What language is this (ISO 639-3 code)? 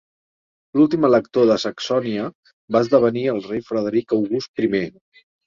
cat